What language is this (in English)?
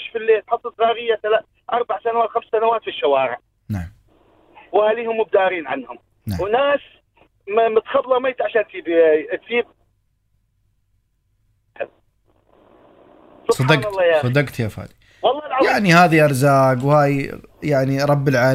Arabic